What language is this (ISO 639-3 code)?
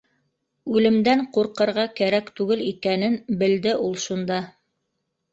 bak